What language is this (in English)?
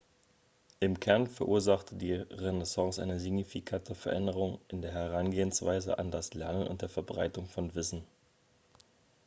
German